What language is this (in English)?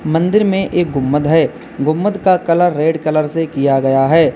Hindi